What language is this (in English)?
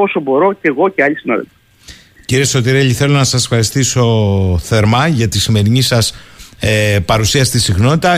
Greek